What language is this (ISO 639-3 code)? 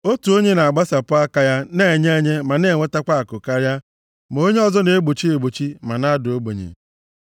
ibo